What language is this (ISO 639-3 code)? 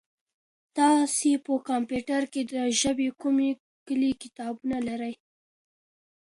pus